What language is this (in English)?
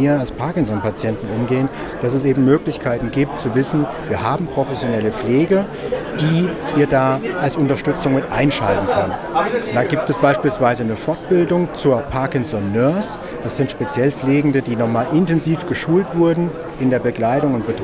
German